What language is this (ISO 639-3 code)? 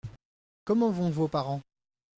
fra